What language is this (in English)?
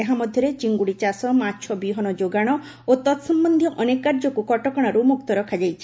Odia